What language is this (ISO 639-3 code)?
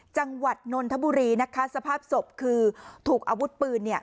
tha